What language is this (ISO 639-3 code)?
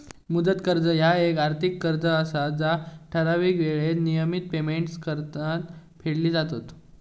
mar